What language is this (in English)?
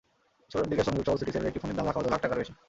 Bangla